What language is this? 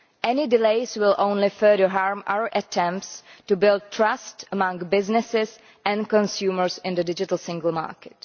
English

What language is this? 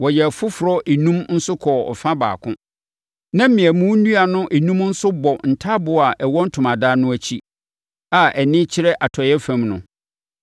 Akan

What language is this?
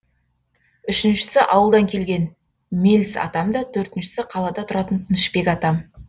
Kazakh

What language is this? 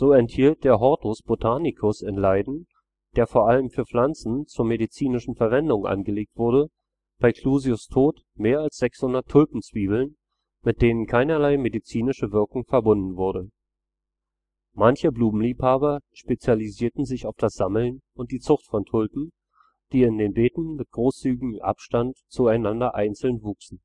German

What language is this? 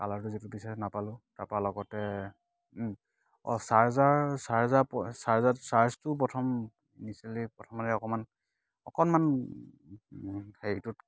Assamese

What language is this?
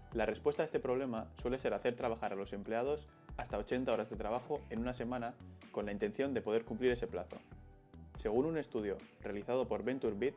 Spanish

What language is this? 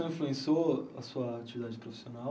Portuguese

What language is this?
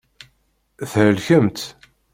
Kabyle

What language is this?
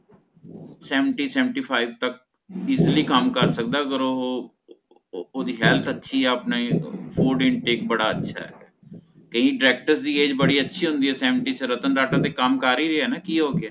Punjabi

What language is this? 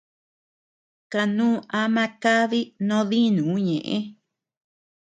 Tepeuxila Cuicatec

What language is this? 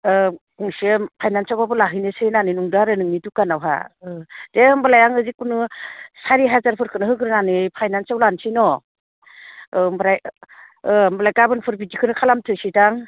Bodo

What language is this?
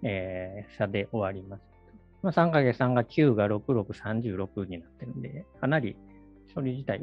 Japanese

